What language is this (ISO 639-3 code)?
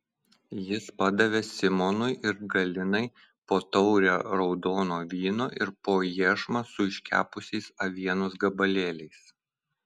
lit